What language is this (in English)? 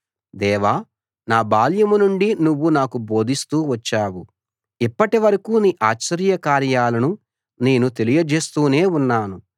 Telugu